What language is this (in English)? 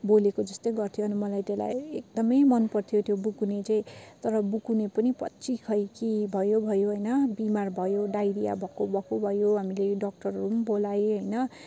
Nepali